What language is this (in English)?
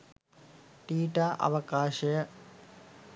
Sinhala